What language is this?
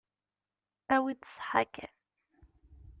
Kabyle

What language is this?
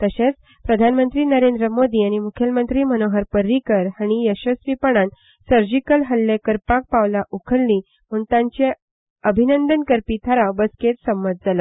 Konkani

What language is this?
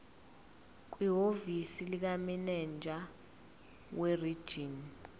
Zulu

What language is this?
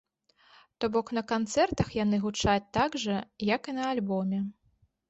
Belarusian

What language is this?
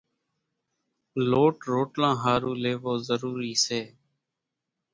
Kachi Koli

